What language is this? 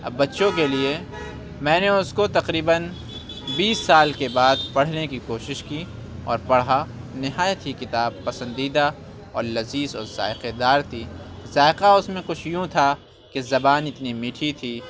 Urdu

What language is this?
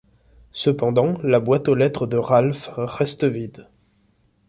French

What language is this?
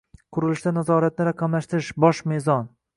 Uzbek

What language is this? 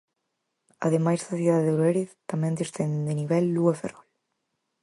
Galician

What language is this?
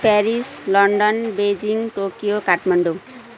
Nepali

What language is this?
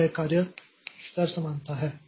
Hindi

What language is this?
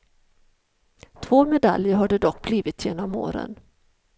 Swedish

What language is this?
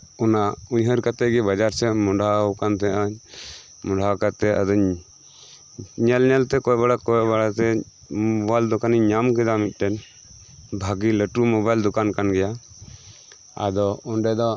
Santali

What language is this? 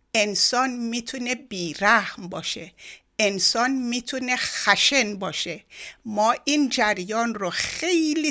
Persian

